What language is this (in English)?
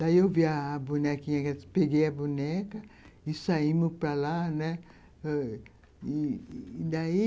Portuguese